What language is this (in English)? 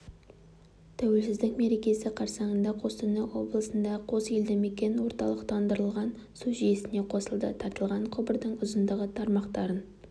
Kazakh